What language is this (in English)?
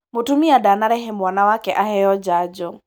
Kikuyu